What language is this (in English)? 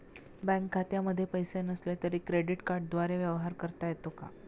Marathi